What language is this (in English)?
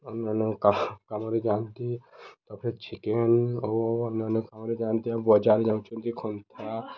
Odia